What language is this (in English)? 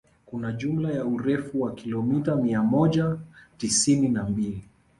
Swahili